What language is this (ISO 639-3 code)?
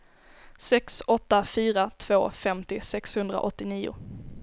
swe